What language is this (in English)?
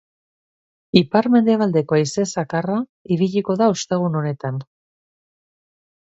Basque